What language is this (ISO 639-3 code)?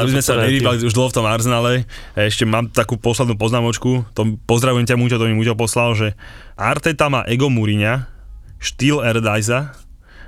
slk